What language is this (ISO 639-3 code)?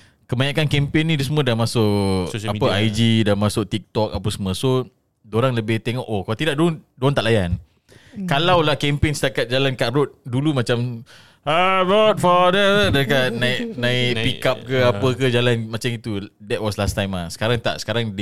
msa